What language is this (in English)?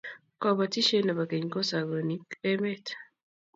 Kalenjin